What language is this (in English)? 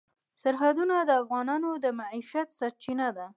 Pashto